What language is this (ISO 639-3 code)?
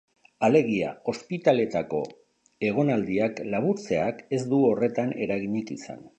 eus